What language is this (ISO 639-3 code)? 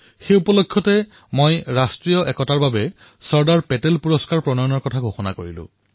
asm